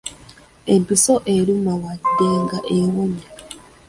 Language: Ganda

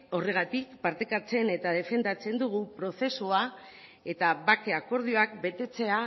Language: Basque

